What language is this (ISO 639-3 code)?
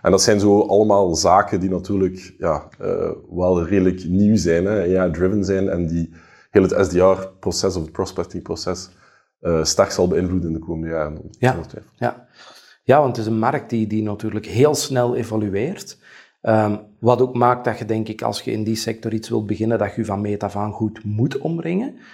nld